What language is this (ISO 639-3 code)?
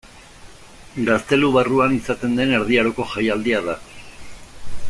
eus